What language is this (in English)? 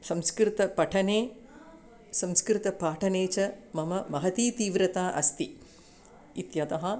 Sanskrit